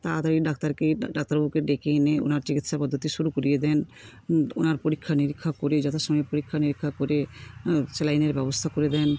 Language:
Bangla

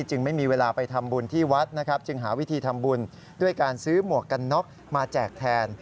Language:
Thai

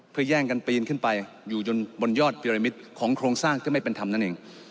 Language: Thai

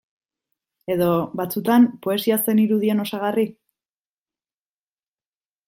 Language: Basque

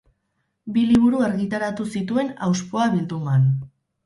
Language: Basque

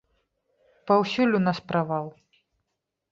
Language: Belarusian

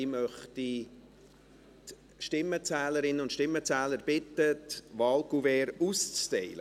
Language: Swiss German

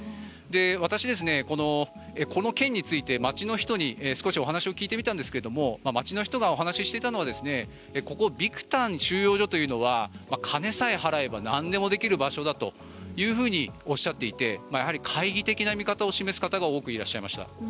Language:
Japanese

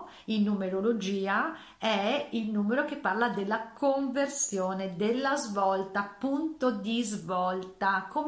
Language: Italian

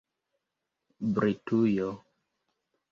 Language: Esperanto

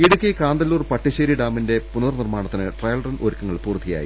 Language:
Malayalam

